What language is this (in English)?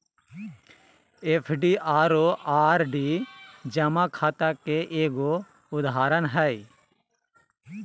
Magahi